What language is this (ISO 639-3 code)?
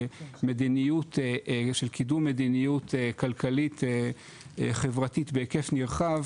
heb